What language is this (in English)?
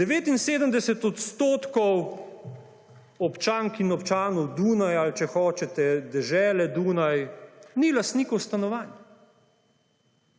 Slovenian